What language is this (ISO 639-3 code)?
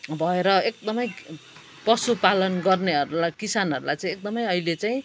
nep